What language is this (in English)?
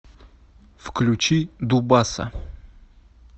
Russian